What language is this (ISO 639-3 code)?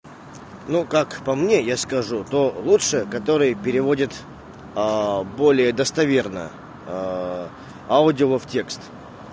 rus